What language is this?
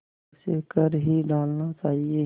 Hindi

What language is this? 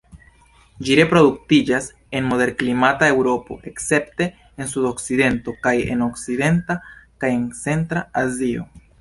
Esperanto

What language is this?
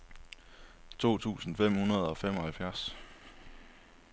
Danish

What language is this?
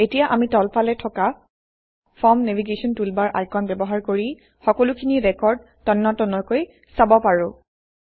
Assamese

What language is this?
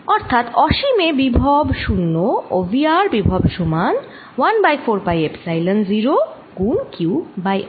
Bangla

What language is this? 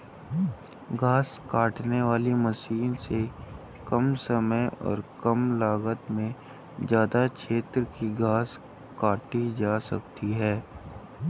Hindi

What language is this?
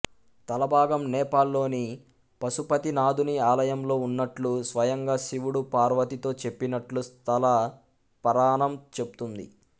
Telugu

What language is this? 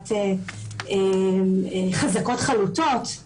Hebrew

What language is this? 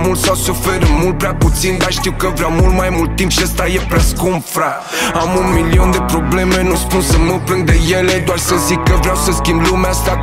Romanian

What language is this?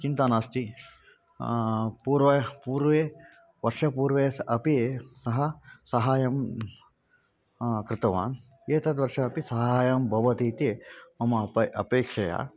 Sanskrit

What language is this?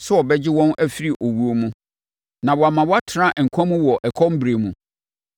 Akan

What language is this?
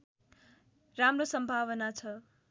Nepali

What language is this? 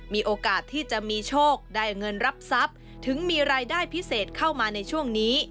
Thai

